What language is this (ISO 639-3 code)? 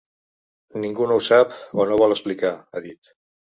cat